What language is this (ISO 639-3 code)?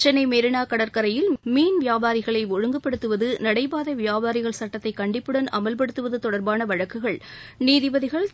tam